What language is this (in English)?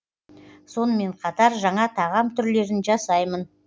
Kazakh